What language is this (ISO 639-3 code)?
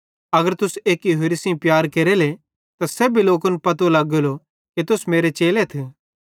bhd